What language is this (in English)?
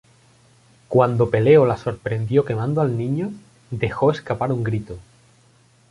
Spanish